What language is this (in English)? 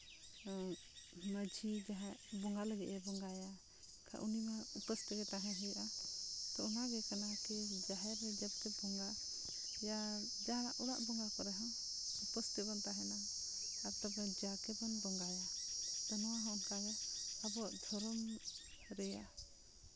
Santali